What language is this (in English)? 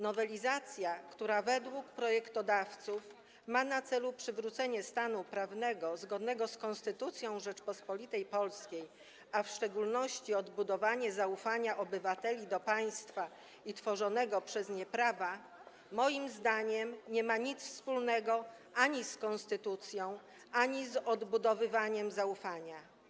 Polish